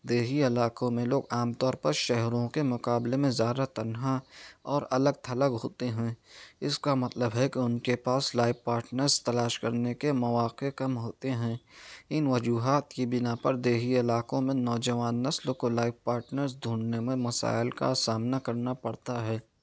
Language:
Urdu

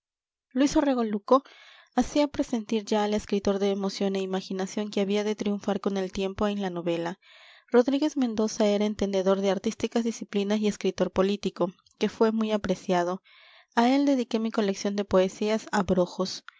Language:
Spanish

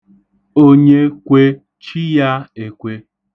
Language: Igbo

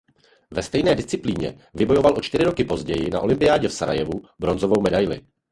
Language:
Czech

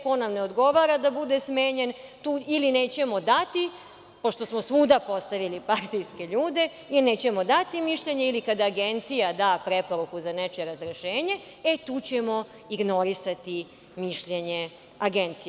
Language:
Serbian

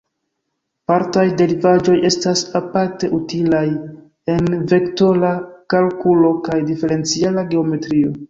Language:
Esperanto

